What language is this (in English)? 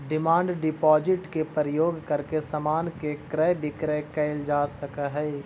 Magahi